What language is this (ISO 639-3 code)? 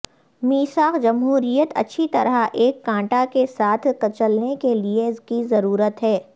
urd